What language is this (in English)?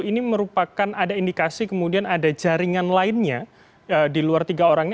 Indonesian